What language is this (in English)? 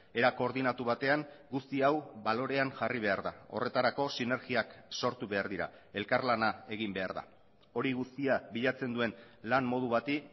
Basque